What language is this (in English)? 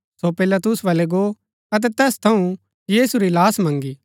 Gaddi